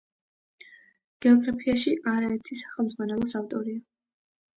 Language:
Georgian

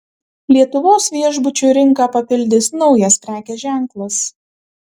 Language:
Lithuanian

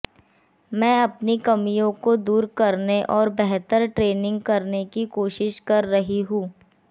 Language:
Hindi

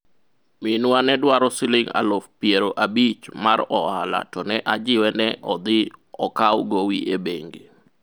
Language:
Luo (Kenya and Tanzania)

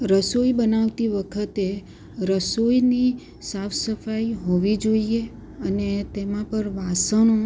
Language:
Gujarati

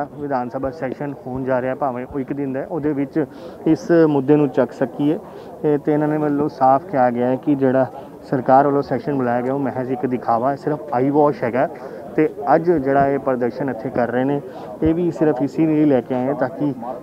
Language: Hindi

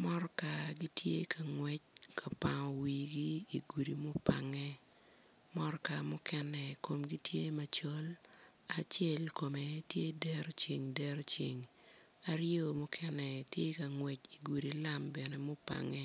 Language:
Acoli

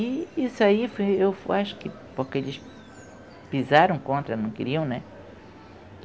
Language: Portuguese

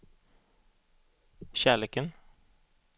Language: Swedish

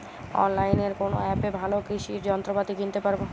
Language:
Bangla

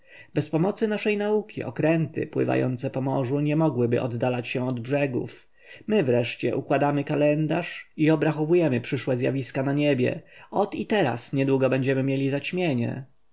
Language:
Polish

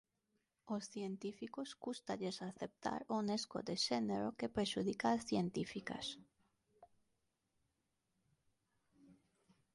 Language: Galician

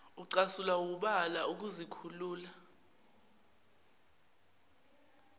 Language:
Zulu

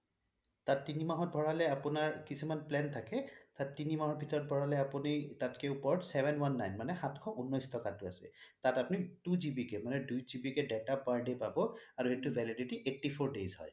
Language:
Assamese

